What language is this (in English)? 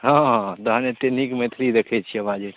Maithili